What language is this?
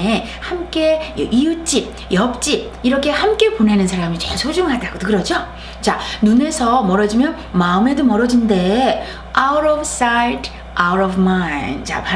Korean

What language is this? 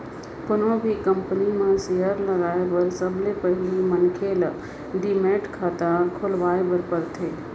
Chhattisgarhi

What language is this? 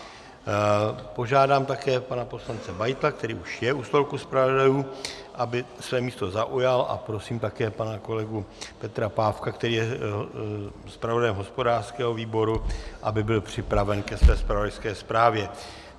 Czech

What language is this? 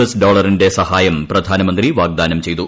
Malayalam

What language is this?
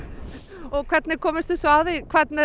Icelandic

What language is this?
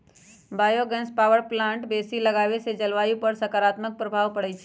Magahi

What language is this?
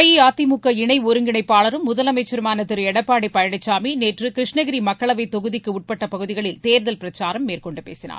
Tamil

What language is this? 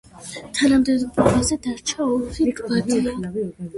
Georgian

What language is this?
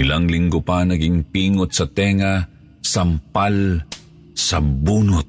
Filipino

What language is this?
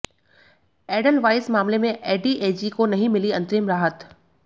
Hindi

